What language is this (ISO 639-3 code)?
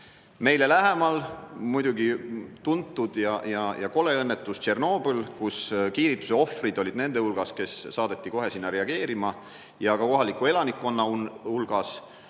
est